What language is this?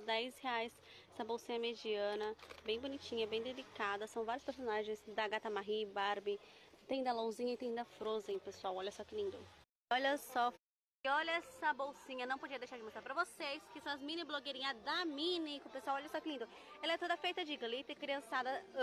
Portuguese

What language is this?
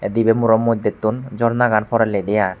Chakma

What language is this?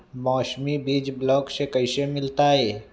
Magahi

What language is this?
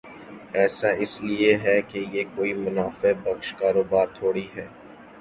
Urdu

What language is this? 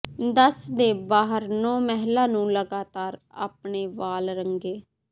Punjabi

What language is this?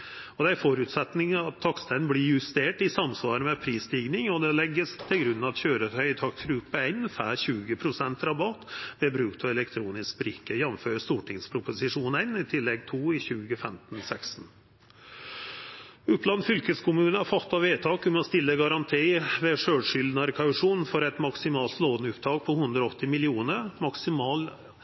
Norwegian Nynorsk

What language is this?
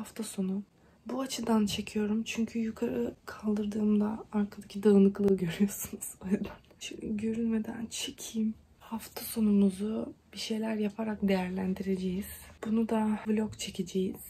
Turkish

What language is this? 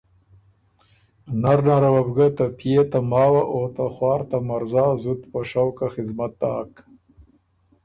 Ormuri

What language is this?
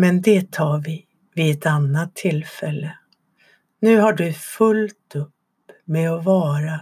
Swedish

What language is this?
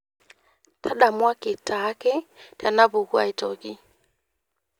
Masai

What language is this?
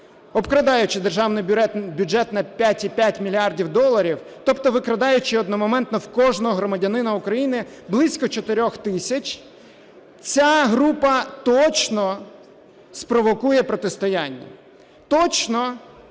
Ukrainian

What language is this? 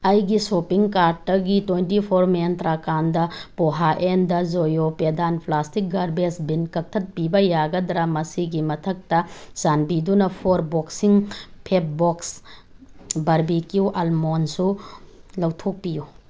Manipuri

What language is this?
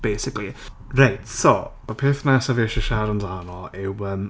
Welsh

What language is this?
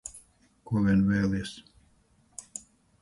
Latvian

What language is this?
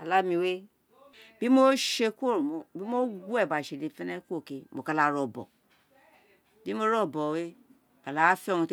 Isekiri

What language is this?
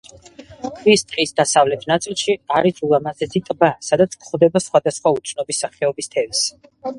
Georgian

